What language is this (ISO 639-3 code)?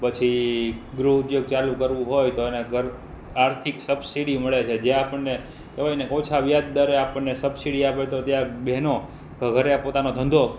guj